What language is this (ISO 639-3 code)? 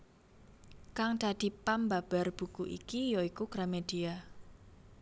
jav